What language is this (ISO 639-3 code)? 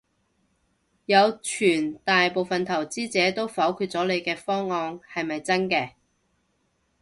yue